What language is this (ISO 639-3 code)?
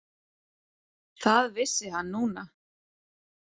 isl